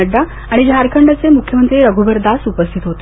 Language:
Marathi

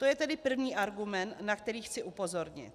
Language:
Czech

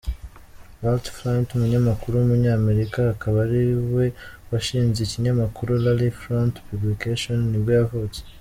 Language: Kinyarwanda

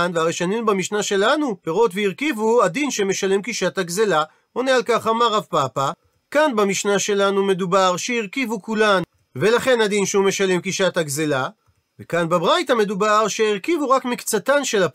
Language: Hebrew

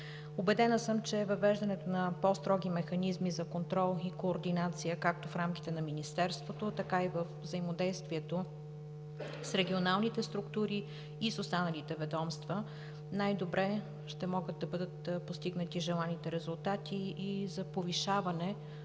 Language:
Bulgarian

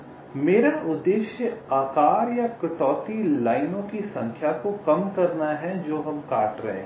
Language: Hindi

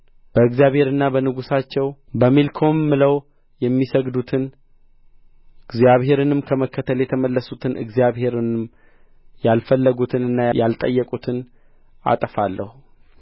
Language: Amharic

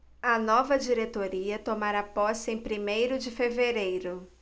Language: Portuguese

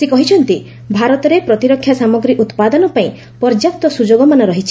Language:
Odia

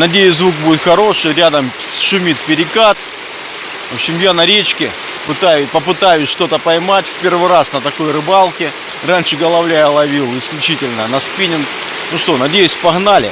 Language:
Russian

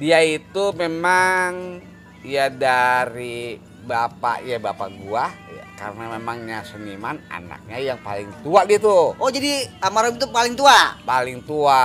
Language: Indonesian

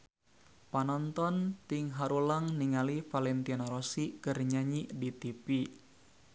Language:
Sundanese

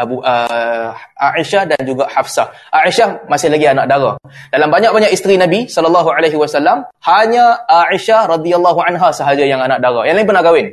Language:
Malay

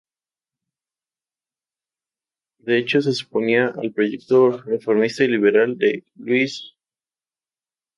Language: Spanish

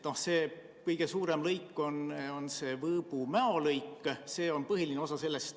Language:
Estonian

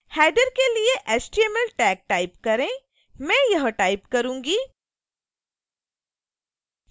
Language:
Hindi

